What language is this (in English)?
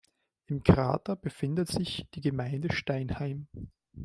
German